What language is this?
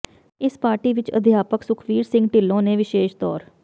Punjabi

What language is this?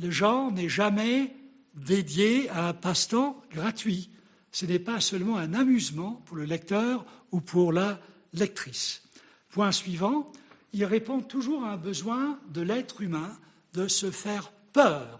French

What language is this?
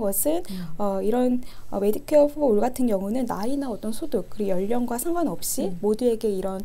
Korean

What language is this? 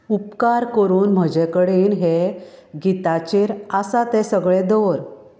Konkani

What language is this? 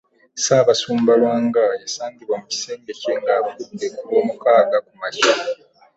Ganda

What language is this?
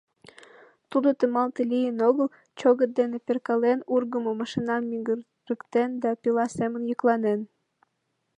Mari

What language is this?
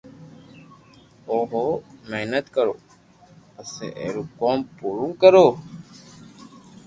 Loarki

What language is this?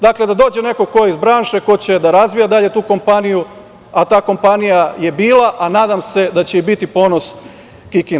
Serbian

